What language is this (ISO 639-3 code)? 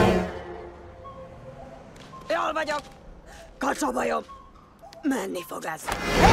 hun